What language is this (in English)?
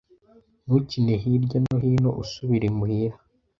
Kinyarwanda